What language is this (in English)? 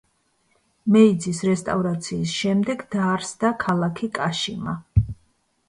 Georgian